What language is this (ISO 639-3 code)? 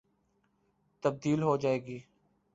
urd